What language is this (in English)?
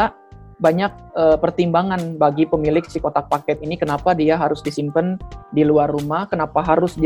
Indonesian